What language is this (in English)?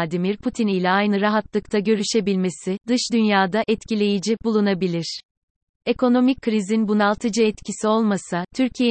Turkish